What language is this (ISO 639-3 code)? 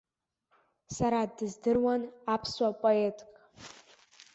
abk